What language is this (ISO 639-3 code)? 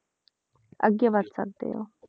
pan